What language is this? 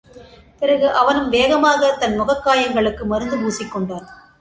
Tamil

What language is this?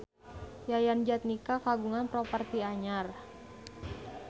Sundanese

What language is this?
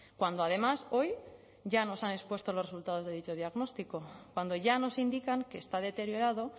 Spanish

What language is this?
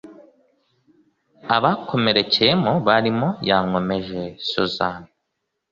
Kinyarwanda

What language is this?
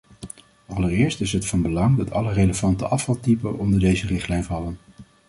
Dutch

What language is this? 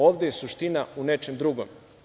Serbian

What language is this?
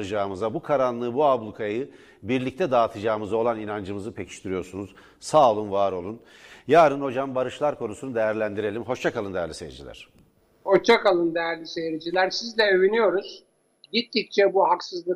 Turkish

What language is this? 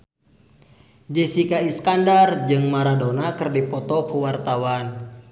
Sundanese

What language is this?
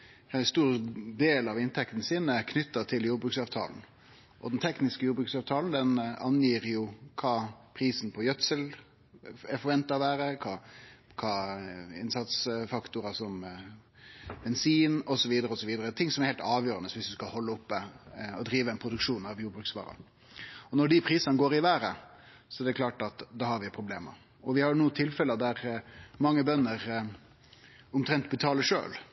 Norwegian Nynorsk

